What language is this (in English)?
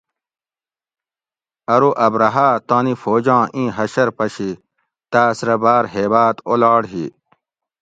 Gawri